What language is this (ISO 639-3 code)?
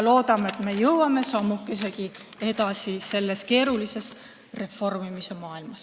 est